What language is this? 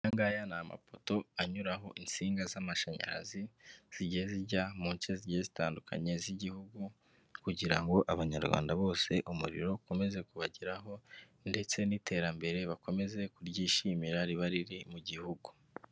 Kinyarwanda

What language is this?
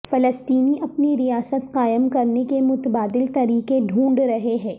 Urdu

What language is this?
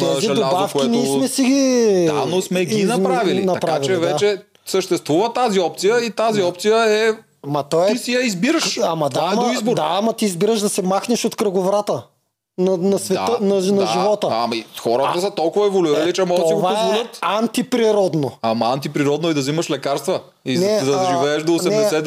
Bulgarian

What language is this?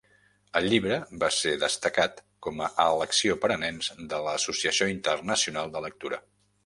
Catalan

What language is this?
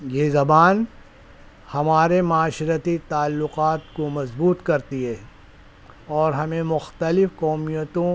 Urdu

